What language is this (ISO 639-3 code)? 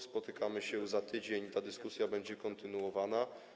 pol